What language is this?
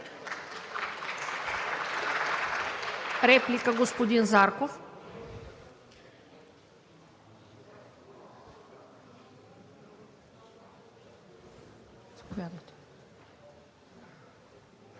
Bulgarian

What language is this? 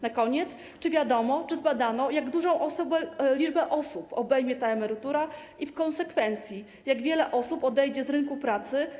Polish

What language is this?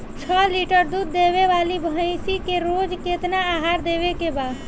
Bhojpuri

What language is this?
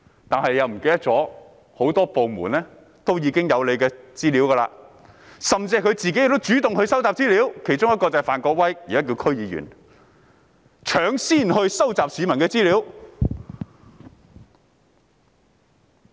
Cantonese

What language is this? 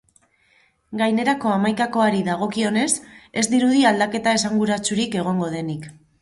Basque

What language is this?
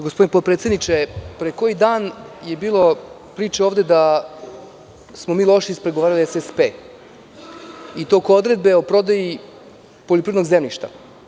Serbian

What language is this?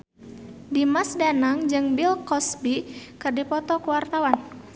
Sundanese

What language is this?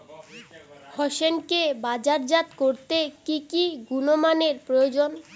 Bangla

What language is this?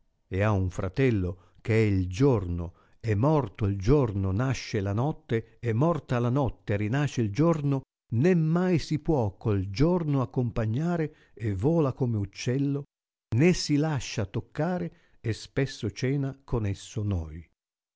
Italian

